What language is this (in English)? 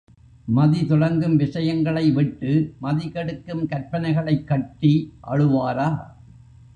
Tamil